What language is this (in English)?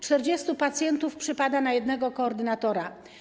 Polish